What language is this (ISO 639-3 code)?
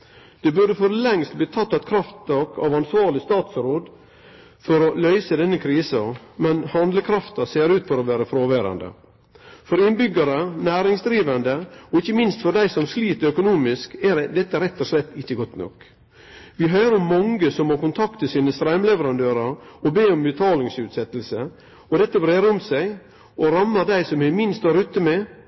nno